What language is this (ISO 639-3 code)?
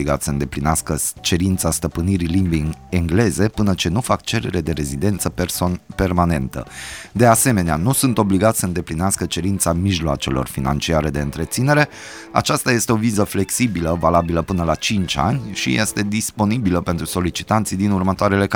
ron